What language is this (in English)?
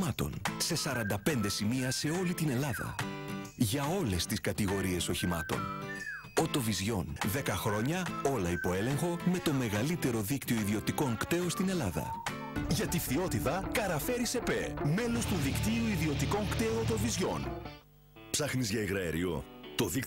Greek